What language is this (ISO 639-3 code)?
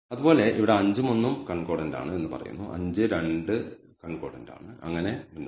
mal